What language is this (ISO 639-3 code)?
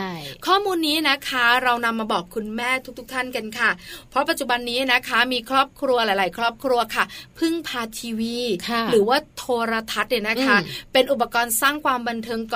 tha